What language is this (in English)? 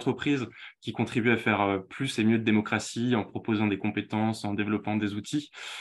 French